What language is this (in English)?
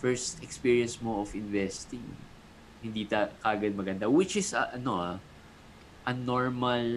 Filipino